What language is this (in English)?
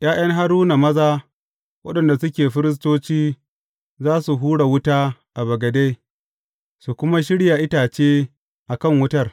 Hausa